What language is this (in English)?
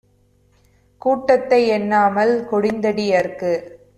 Tamil